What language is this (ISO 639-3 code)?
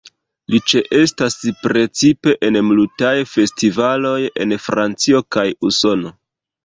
epo